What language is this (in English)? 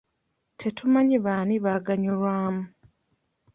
Ganda